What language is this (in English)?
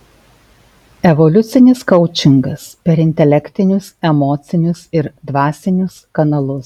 Lithuanian